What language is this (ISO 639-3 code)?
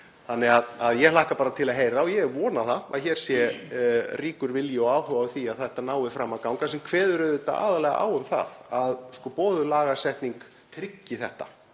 isl